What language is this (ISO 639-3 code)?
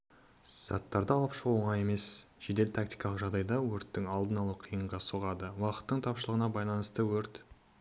kaz